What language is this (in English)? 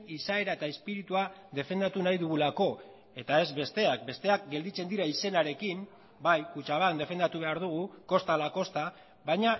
Basque